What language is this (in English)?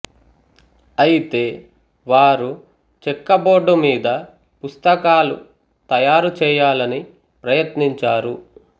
Telugu